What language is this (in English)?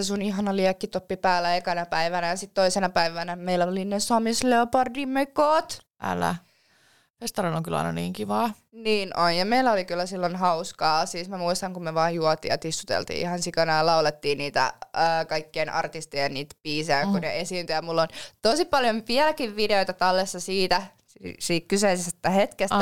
Finnish